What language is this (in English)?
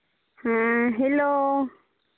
Santali